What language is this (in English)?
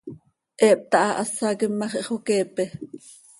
Seri